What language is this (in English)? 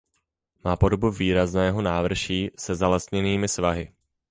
Czech